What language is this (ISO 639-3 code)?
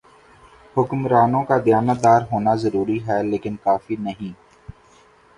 urd